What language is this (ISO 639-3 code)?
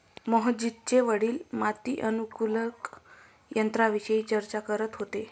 mar